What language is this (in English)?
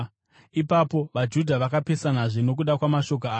Shona